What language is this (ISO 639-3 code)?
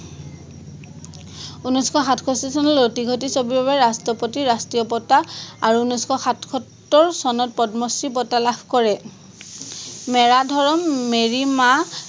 asm